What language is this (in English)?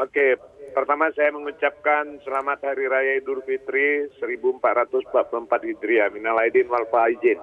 Indonesian